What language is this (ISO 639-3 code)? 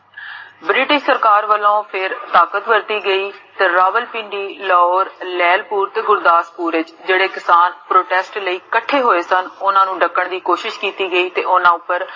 pan